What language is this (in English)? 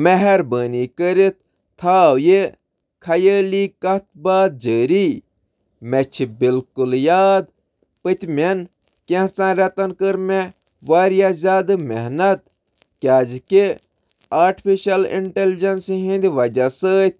Kashmiri